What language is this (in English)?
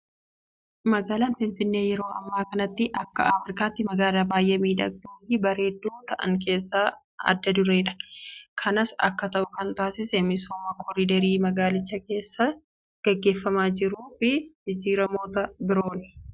Oromo